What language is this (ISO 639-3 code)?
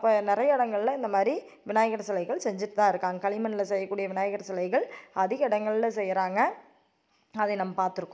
tam